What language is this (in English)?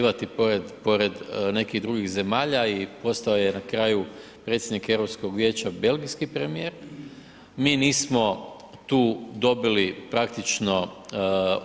Croatian